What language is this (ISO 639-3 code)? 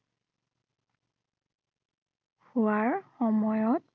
asm